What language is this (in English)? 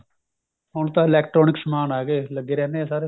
Punjabi